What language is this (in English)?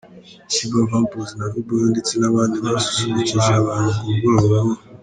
Kinyarwanda